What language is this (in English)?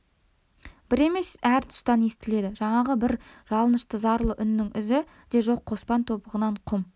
Kazakh